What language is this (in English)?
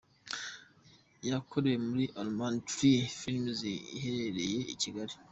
Kinyarwanda